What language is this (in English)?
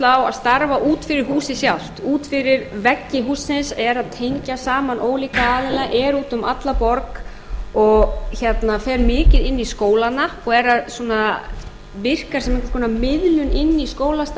Icelandic